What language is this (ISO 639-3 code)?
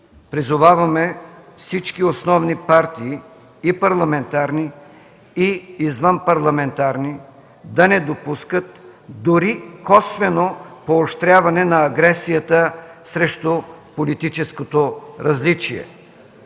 bul